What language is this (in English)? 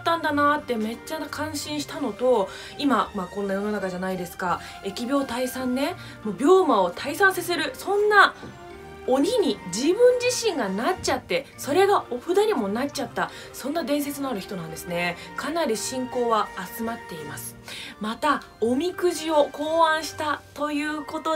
Japanese